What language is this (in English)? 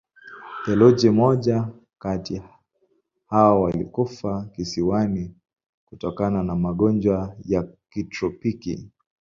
Swahili